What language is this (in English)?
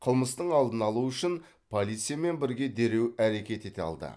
Kazakh